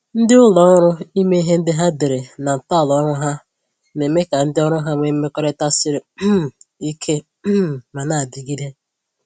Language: Igbo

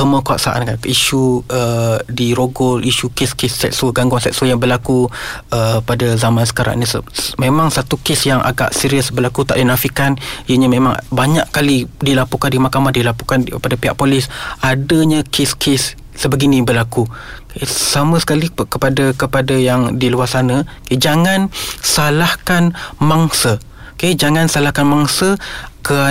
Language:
Malay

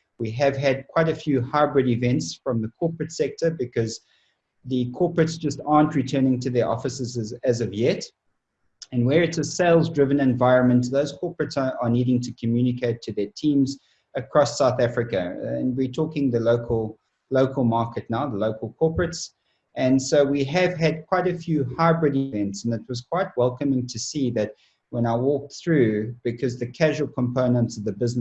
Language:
English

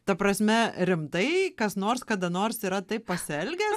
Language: Lithuanian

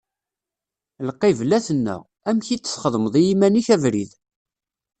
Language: Kabyle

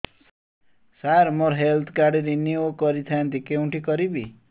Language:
Odia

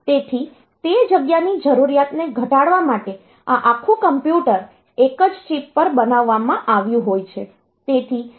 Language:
Gujarati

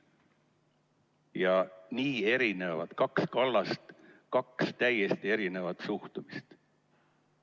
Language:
Estonian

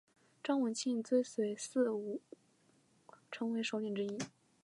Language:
Chinese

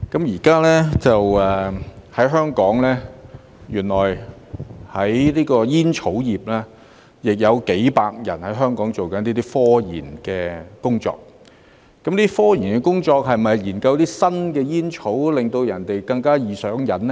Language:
Cantonese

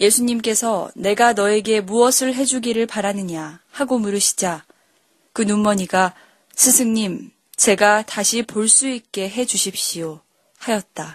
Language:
Korean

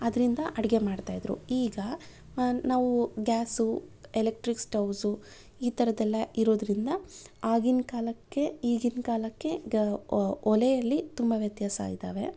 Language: Kannada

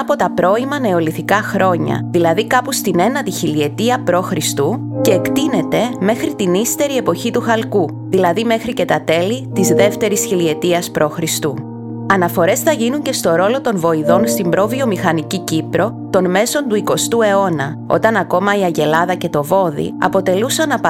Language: Greek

